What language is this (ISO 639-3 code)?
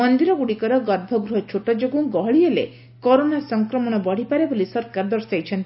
ori